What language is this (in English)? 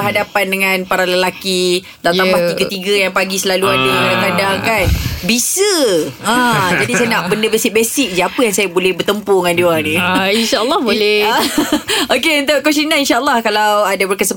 Malay